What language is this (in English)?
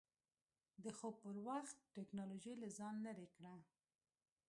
Pashto